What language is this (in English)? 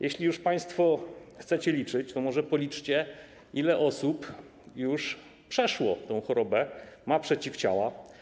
Polish